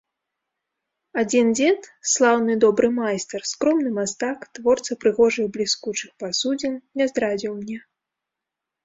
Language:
Belarusian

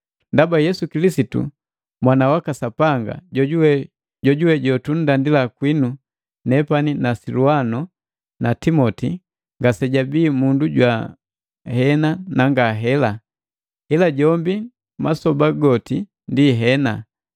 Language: Matengo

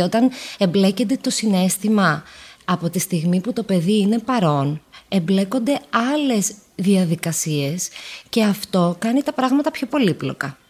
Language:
Greek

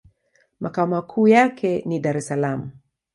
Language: Swahili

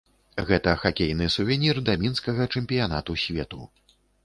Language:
Belarusian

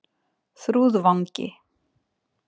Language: Icelandic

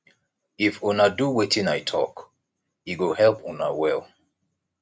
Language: Nigerian Pidgin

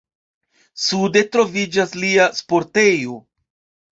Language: Esperanto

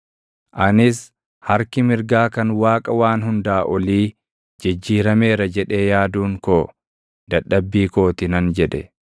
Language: Oromo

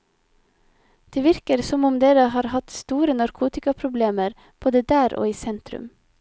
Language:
Norwegian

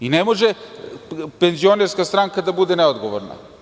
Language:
Serbian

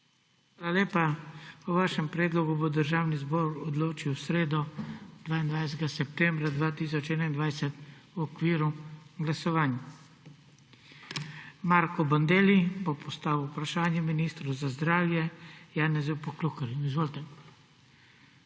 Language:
Slovenian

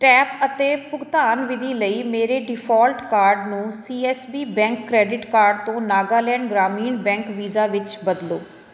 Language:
Punjabi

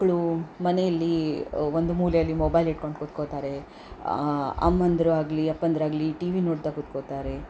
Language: Kannada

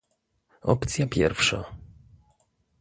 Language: Polish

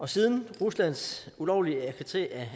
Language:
Danish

